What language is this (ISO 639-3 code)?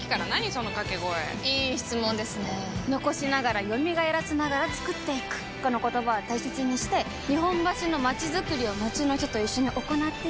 jpn